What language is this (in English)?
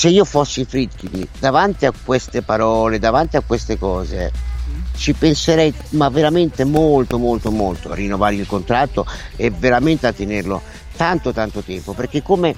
Italian